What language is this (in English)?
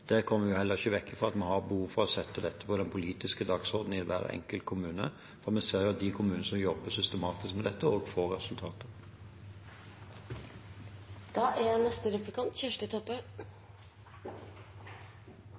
Norwegian